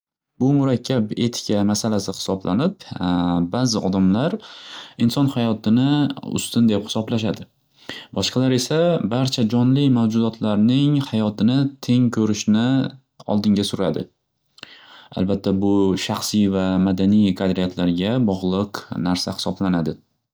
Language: Uzbek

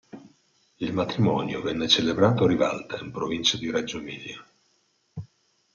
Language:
Italian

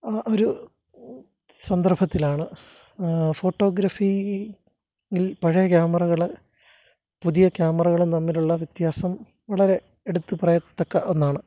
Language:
Malayalam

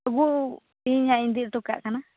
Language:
Santali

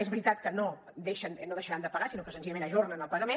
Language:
Catalan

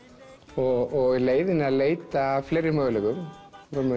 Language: Icelandic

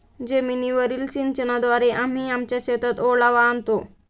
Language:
Marathi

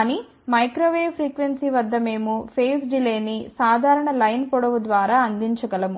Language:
Telugu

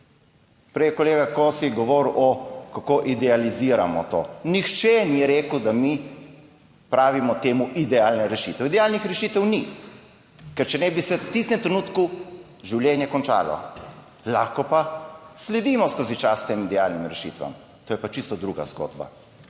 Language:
Slovenian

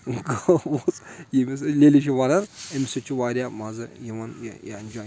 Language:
Kashmiri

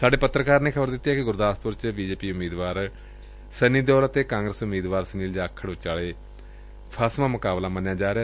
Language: Punjabi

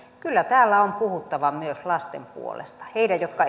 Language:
Finnish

